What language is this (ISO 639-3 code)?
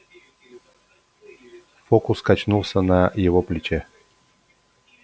rus